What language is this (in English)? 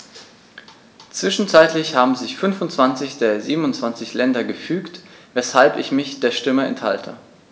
German